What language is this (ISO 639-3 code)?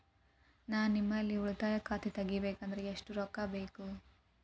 kan